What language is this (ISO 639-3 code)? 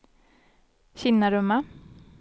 swe